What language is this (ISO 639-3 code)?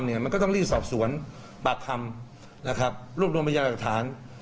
tha